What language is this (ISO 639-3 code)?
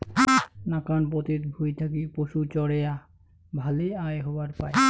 ben